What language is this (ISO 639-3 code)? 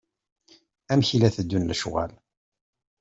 kab